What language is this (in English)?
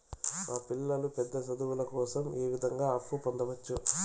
Telugu